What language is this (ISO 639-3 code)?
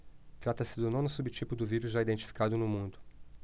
por